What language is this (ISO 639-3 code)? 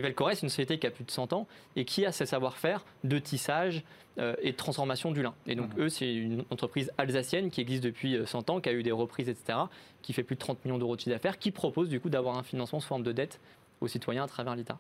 fra